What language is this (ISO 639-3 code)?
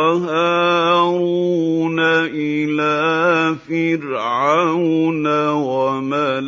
ara